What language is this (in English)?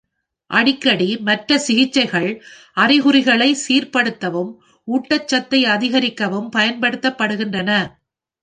Tamil